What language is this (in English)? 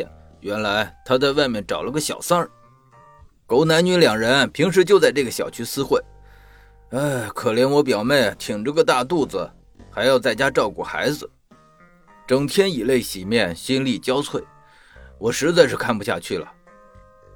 Chinese